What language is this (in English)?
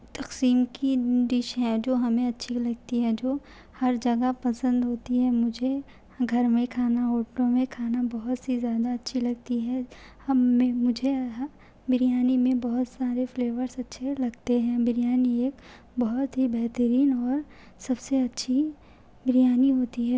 Urdu